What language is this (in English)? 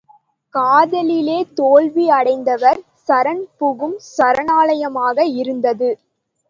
Tamil